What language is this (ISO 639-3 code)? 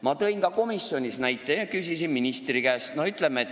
est